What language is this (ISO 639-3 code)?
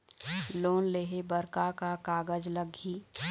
hne